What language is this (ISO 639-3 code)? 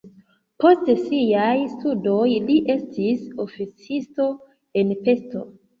epo